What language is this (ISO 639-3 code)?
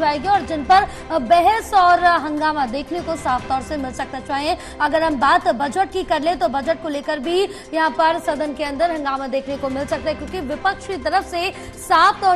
hin